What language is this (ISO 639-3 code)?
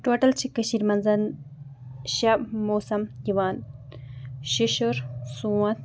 kas